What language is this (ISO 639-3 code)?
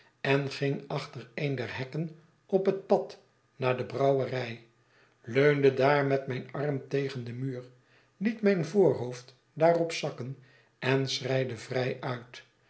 nld